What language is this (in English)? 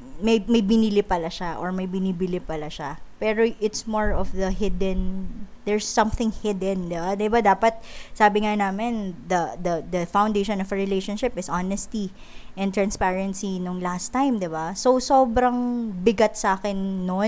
Filipino